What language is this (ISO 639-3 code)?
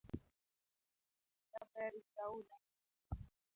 luo